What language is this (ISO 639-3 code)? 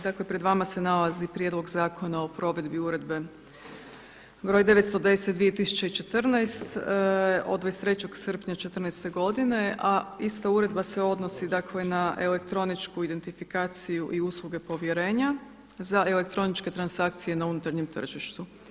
hrv